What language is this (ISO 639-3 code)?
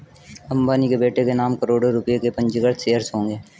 hin